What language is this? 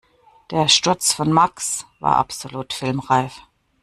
German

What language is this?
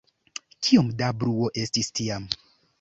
Esperanto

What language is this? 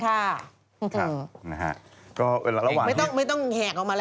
Thai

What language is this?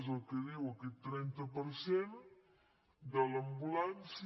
Catalan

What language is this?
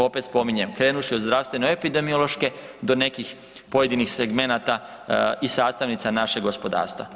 Croatian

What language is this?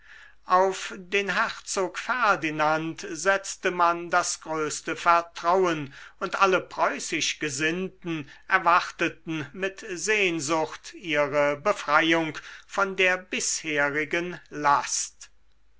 German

